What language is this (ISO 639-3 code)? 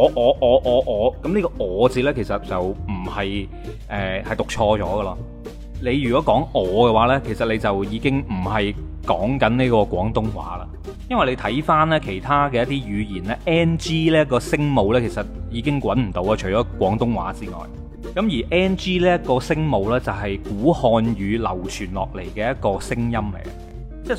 zho